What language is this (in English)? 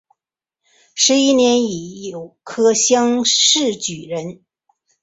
Chinese